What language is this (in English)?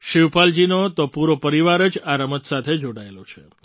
Gujarati